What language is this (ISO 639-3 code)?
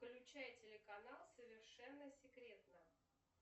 rus